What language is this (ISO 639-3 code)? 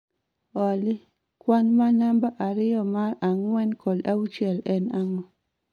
luo